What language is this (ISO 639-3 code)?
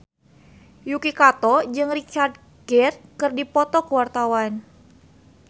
sun